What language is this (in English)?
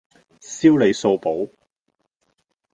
Cantonese